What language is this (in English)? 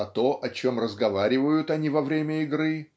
Russian